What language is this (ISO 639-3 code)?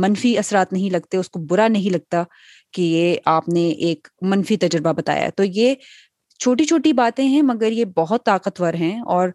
urd